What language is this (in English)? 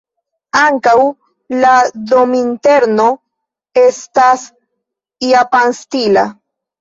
Esperanto